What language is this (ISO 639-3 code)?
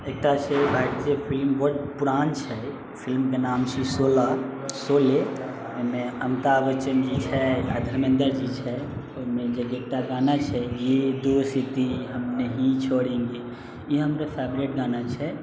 mai